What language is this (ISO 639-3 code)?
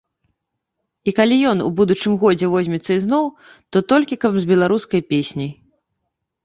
bel